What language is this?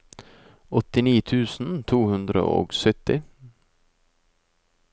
Norwegian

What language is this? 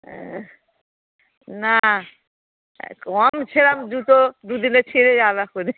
Bangla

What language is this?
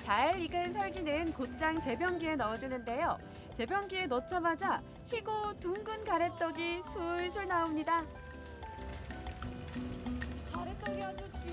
Korean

